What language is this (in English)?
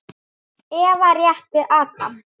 Icelandic